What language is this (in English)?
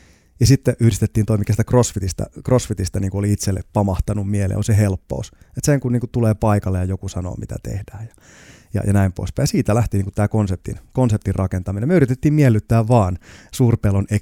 Finnish